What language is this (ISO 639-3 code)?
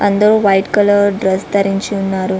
tel